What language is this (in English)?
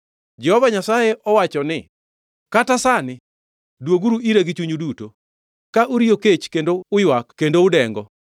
Luo (Kenya and Tanzania)